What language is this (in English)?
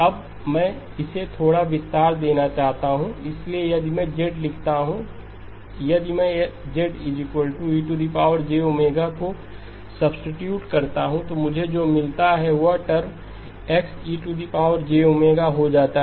Hindi